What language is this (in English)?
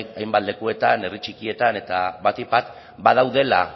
Basque